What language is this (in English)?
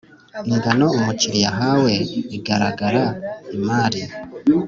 Kinyarwanda